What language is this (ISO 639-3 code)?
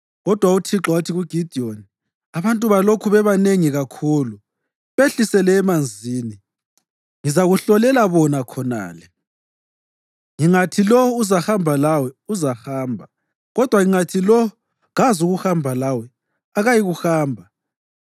nde